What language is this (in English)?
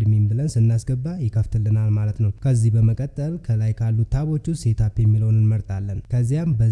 Amharic